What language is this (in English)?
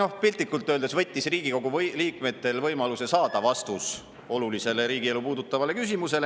Estonian